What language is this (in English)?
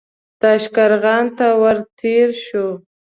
Pashto